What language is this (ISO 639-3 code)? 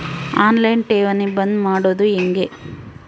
kan